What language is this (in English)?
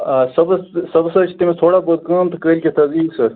Kashmiri